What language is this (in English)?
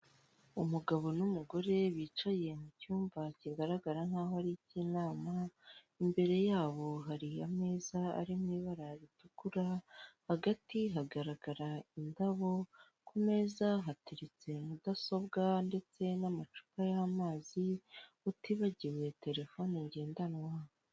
Kinyarwanda